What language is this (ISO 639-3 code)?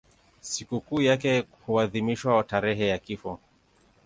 swa